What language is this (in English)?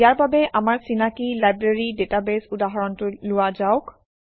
Assamese